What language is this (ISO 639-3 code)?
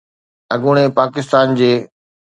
snd